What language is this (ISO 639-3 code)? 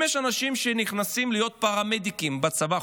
heb